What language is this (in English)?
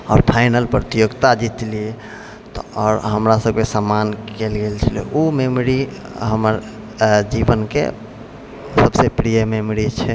Maithili